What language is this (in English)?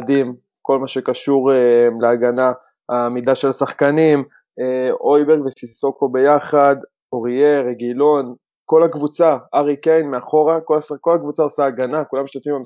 Hebrew